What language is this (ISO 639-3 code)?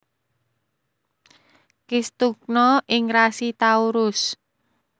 jav